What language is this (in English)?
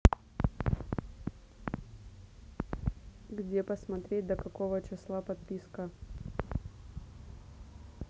Russian